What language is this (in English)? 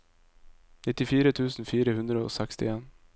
Norwegian